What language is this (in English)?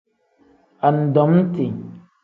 Tem